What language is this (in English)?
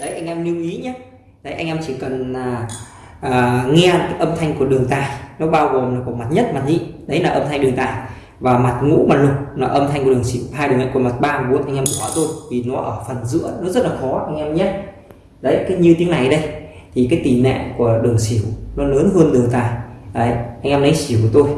Vietnamese